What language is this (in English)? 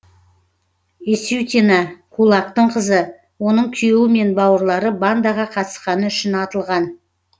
Kazakh